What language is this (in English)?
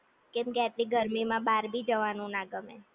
Gujarati